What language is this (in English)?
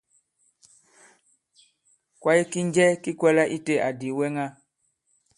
Bankon